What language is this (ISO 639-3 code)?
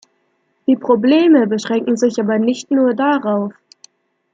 deu